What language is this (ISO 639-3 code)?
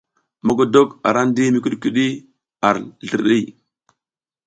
giz